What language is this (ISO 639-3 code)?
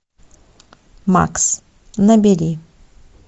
rus